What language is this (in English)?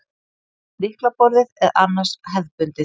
Icelandic